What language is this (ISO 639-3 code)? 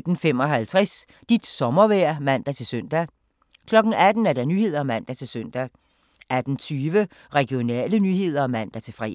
dan